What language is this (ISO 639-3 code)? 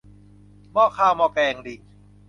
tha